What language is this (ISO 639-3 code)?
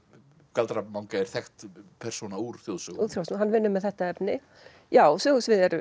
isl